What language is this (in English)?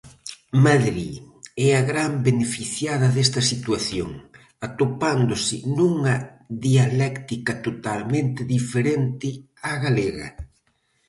Galician